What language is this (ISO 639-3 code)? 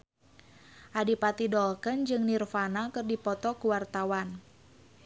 sun